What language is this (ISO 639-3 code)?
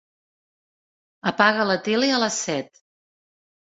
cat